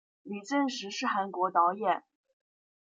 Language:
Chinese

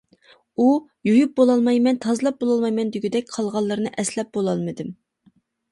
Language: Uyghur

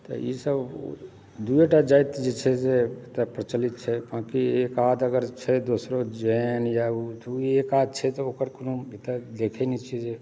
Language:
Maithili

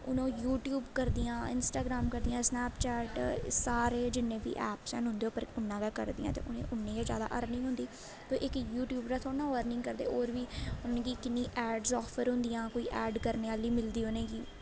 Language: Dogri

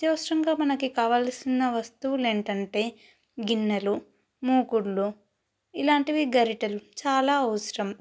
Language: Telugu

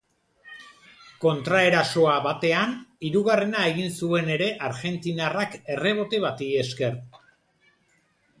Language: Basque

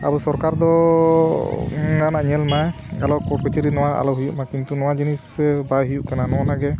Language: Santali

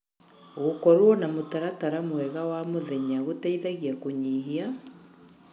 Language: Kikuyu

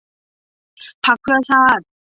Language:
Thai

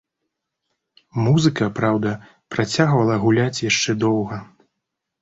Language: Belarusian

